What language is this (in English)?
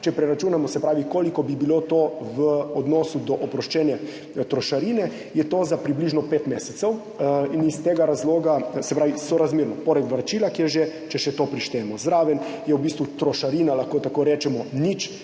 Slovenian